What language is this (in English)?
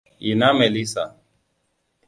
Hausa